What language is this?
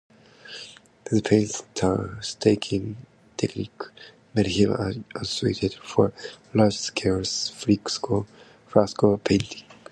English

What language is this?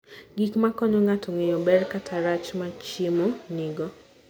Luo (Kenya and Tanzania)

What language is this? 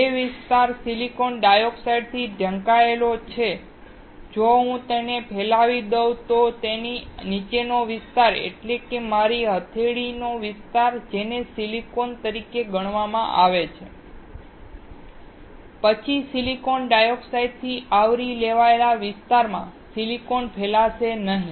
Gujarati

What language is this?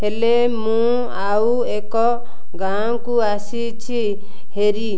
Odia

